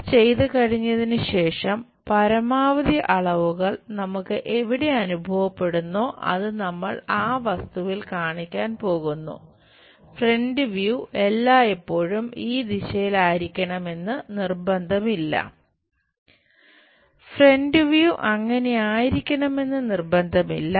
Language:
Malayalam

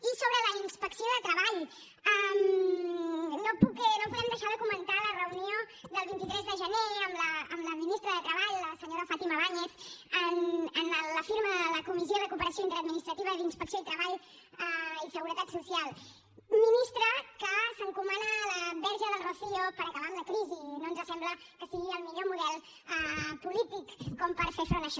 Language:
Catalan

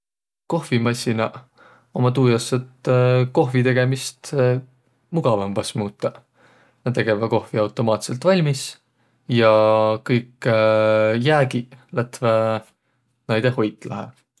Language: Võro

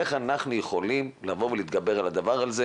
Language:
Hebrew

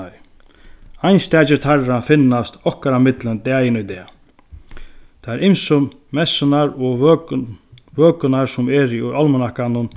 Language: Faroese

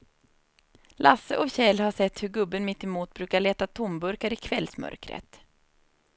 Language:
Swedish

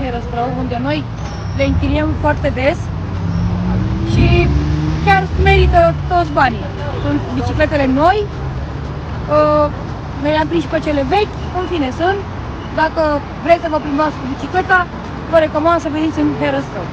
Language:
Romanian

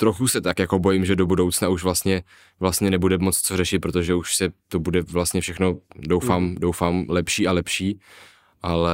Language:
Czech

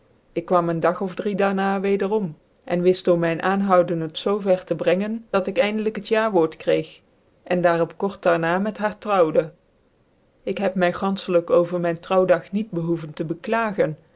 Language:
Dutch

